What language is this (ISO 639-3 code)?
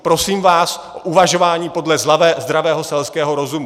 ces